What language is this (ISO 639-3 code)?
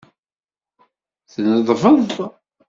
kab